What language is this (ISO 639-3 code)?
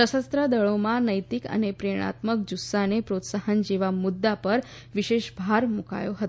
guj